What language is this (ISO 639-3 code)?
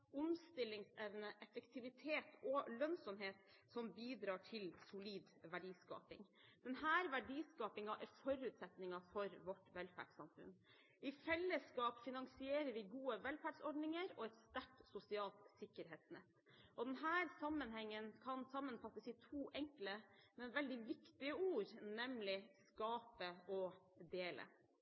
nob